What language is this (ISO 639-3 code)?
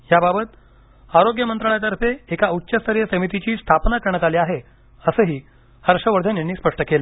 mar